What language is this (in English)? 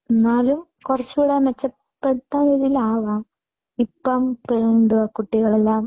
Malayalam